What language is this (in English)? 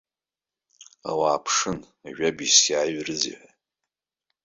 Abkhazian